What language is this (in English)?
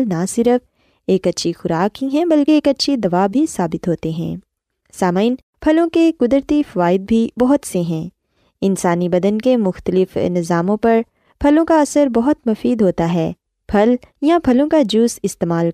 Urdu